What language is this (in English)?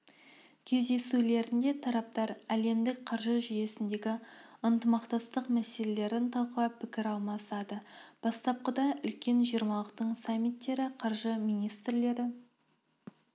Kazakh